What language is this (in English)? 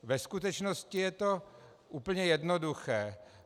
Czech